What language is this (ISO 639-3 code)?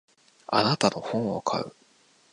jpn